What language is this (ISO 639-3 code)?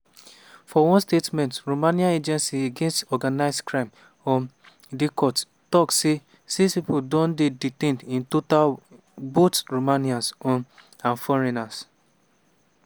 pcm